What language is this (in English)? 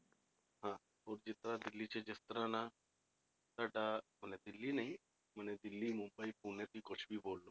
Punjabi